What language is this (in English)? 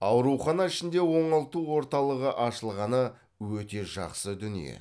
Kazakh